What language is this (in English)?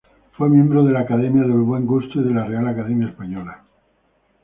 Spanish